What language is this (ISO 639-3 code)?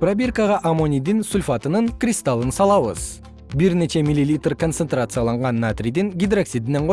kir